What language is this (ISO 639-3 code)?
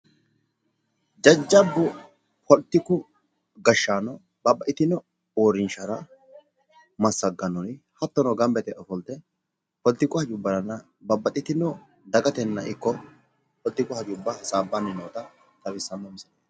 sid